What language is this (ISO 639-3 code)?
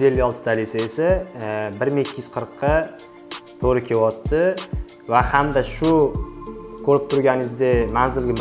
uzb